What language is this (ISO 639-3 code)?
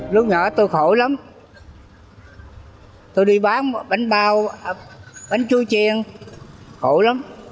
vie